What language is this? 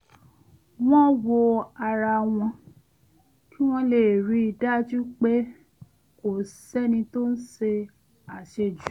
Yoruba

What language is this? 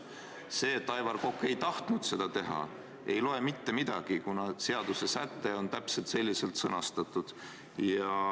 Estonian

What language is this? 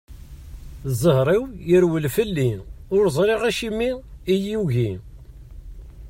Kabyle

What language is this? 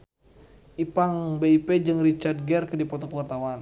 Sundanese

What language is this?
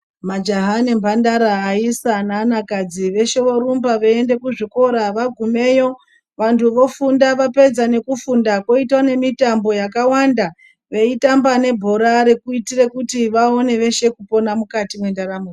Ndau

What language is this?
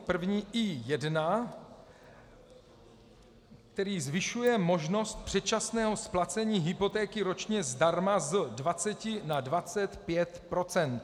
Czech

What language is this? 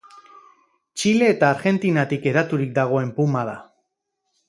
Basque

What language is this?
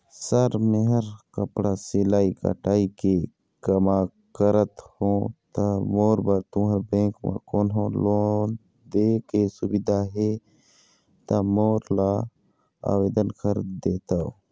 Chhattisgarhi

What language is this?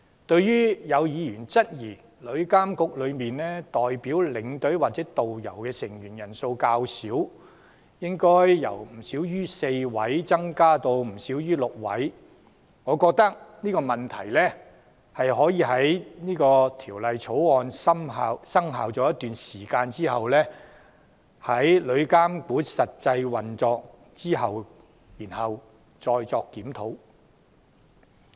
Cantonese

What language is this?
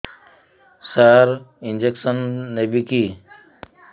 Odia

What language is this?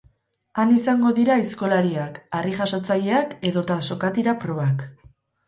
Basque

